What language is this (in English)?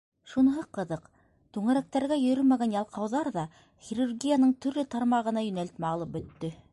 Bashkir